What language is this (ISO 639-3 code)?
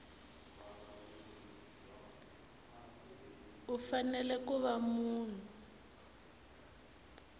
tso